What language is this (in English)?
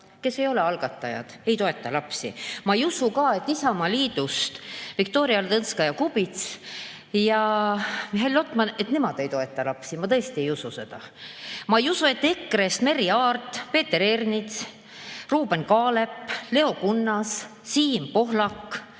Estonian